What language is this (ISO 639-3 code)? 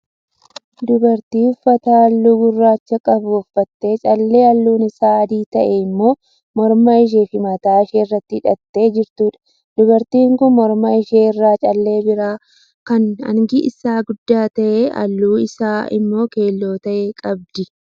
orm